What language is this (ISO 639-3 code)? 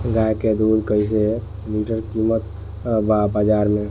bho